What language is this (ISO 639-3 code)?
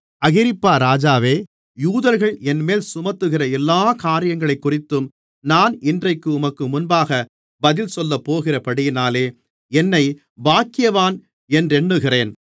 tam